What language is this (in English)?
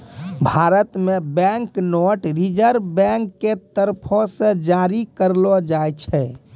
Maithili